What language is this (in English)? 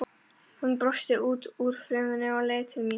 Icelandic